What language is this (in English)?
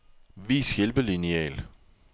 Danish